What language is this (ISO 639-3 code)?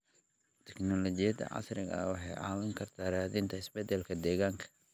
som